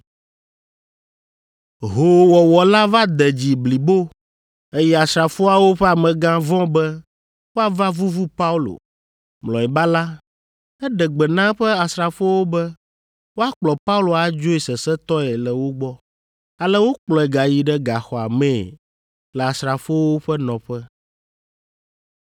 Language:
Ewe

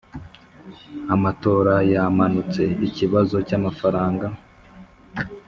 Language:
Kinyarwanda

